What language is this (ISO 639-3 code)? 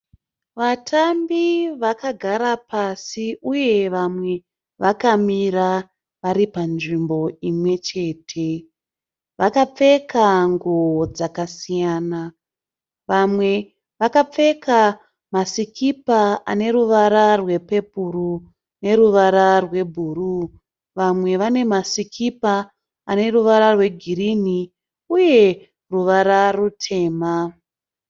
sna